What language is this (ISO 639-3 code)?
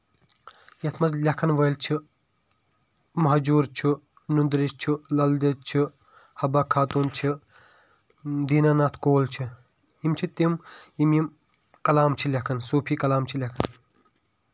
kas